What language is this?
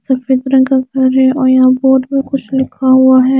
Hindi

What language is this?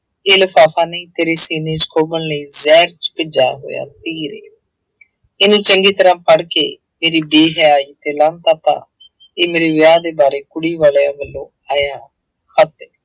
Punjabi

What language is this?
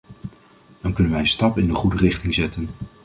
Dutch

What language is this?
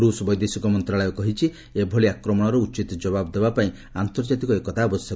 Odia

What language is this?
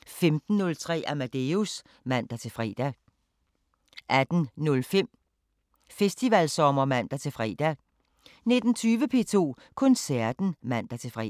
Danish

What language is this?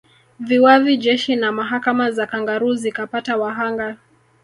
Swahili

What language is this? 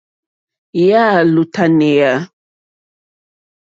Mokpwe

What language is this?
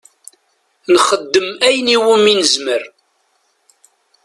Kabyle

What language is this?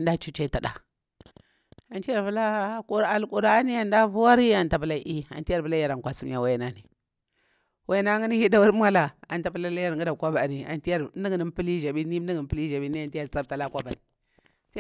Bura-Pabir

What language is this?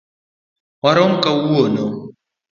Luo (Kenya and Tanzania)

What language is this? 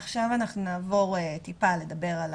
Hebrew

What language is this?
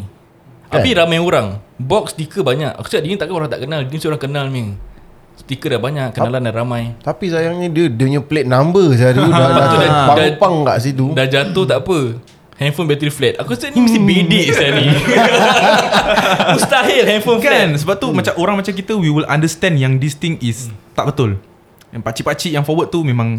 Malay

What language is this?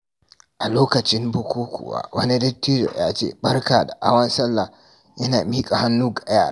Hausa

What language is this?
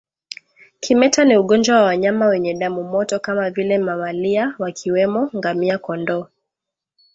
Swahili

